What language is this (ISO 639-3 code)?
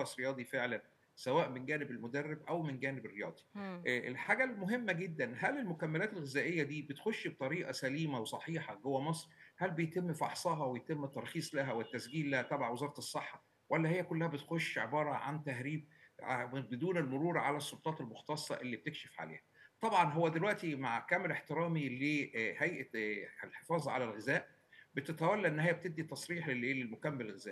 ara